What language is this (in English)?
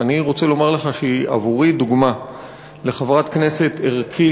Hebrew